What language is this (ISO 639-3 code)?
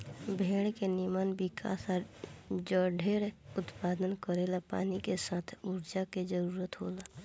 bho